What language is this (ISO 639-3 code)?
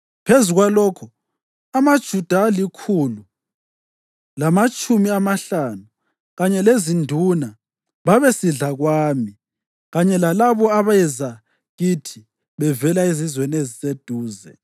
nde